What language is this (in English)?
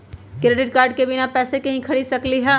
Magahi